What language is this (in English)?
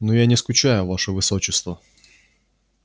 Russian